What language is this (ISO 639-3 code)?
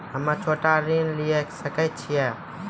mai